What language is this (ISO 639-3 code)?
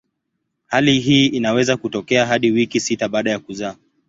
swa